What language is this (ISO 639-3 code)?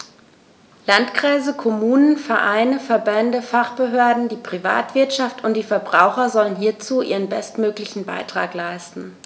deu